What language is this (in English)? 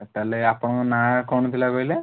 Odia